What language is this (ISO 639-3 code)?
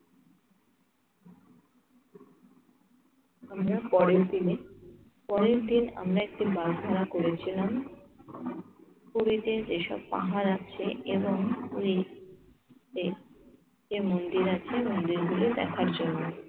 ben